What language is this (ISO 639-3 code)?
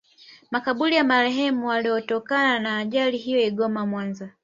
swa